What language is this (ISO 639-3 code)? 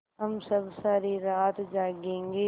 hin